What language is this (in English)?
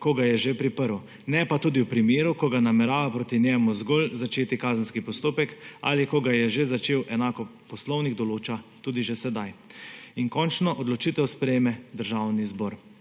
Slovenian